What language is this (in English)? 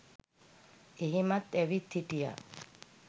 Sinhala